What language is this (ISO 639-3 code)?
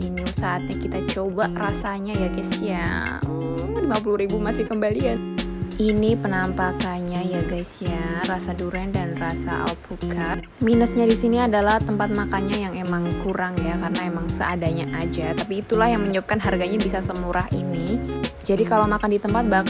ind